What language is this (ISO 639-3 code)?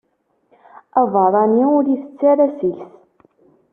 kab